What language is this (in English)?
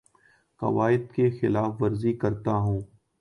Urdu